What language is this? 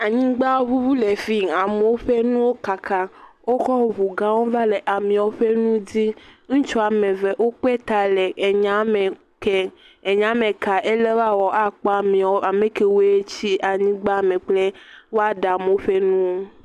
Ewe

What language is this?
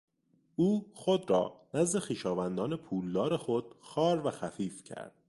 Persian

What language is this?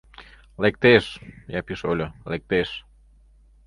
Mari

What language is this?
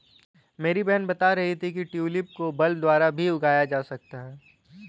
Hindi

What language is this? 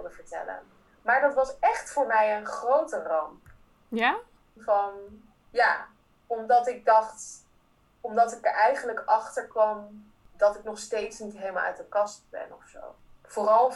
Dutch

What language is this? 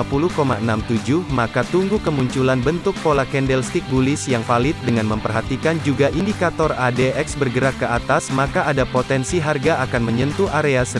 Indonesian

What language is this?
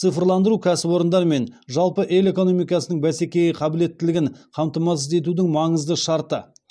Kazakh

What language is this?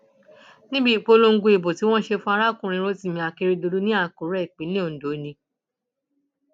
Yoruba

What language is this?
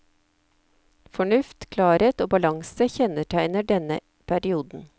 Norwegian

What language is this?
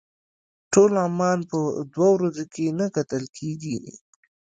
Pashto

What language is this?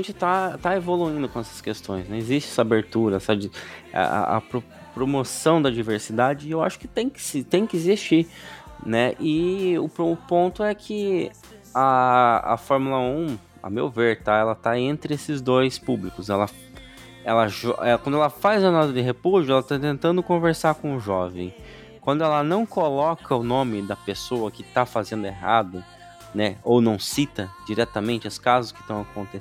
Portuguese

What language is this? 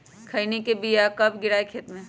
Magahi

